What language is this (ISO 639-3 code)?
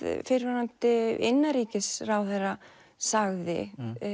isl